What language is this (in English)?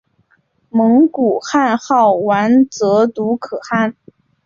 Chinese